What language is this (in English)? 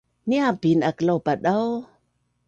Bunun